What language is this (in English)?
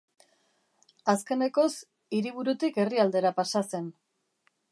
Basque